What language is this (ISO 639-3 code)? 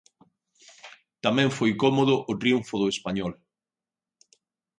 glg